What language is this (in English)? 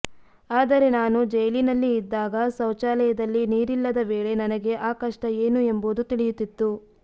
Kannada